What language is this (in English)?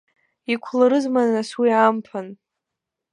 Abkhazian